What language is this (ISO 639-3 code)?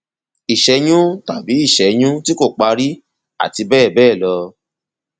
yor